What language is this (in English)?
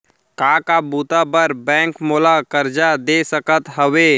Chhattisgarhi